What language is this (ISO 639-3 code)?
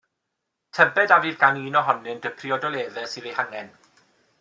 cym